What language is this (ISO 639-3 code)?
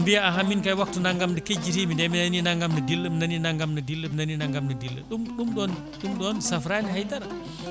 ful